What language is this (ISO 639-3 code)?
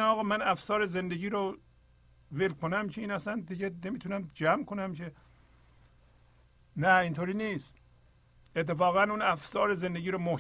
fas